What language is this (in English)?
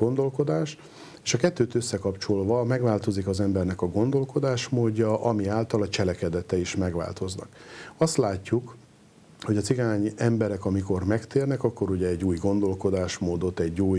Hungarian